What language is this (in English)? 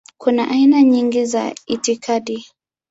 Swahili